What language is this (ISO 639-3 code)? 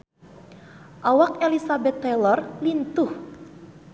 sun